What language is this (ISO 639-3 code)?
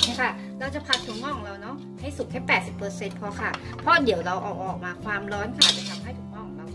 tha